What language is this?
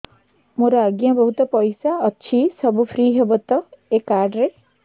Odia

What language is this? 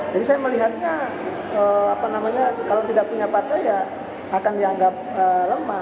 Indonesian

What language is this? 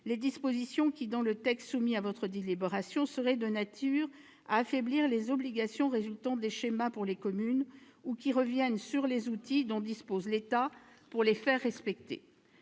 French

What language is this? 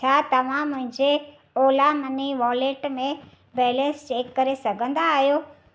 Sindhi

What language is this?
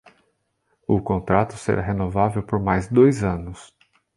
Portuguese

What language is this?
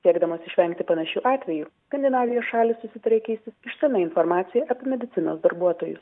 Lithuanian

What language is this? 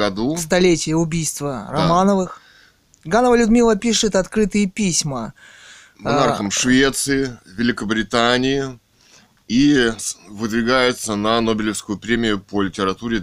Russian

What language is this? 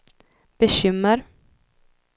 Swedish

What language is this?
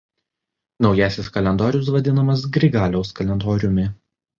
Lithuanian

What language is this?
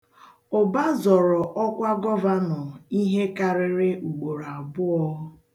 Igbo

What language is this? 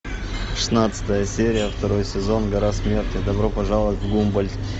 Russian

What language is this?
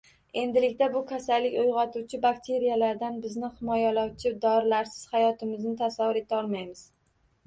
Uzbek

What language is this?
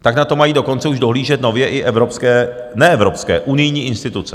Czech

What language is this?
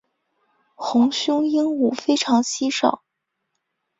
Chinese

